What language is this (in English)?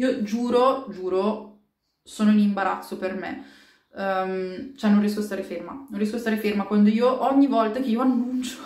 Italian